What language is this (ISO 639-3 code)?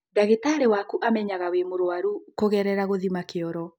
kik